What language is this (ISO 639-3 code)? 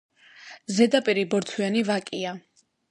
kat